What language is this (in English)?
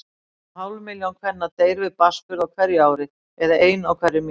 Icelandic